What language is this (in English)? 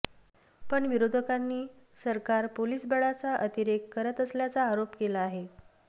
Marathi